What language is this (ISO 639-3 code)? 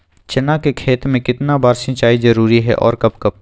mag